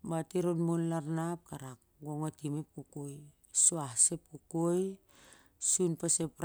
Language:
Siar-Lak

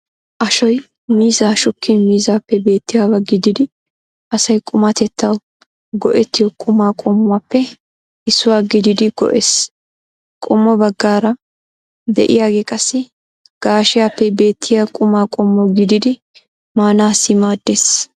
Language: Wolaytta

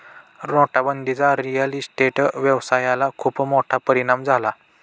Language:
Marathi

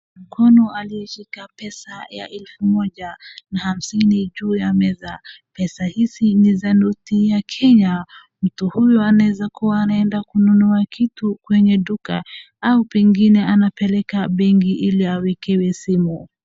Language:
Swahili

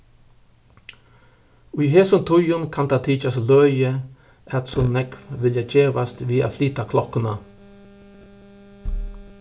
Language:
Faroese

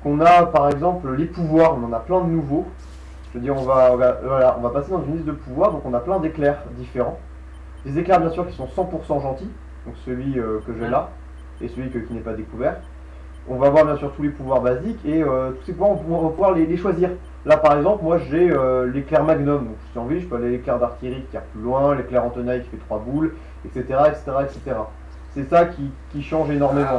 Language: French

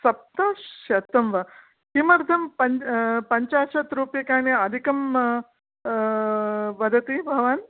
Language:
Sanskrit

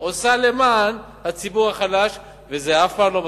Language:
Hebrew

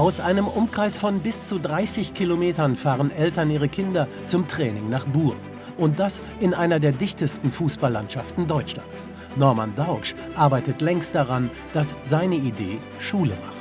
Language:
German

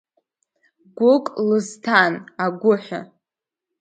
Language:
Abkhazian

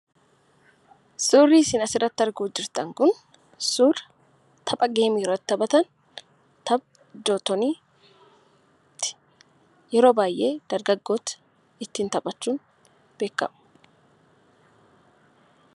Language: Oromo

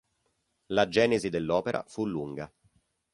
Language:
Italian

